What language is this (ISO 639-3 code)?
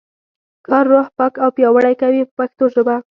pus